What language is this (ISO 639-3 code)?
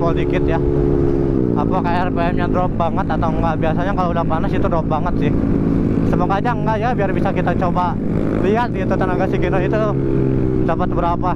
ind